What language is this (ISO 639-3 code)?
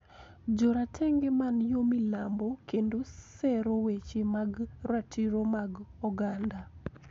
luo